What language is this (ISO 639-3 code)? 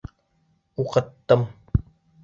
bak